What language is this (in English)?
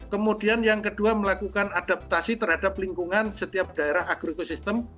Indonesian